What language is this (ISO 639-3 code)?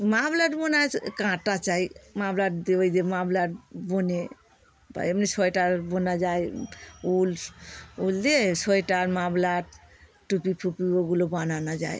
ben